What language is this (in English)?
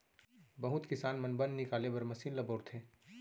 Chhattisgarhi